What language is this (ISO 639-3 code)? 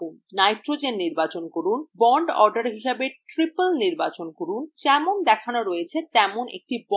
ben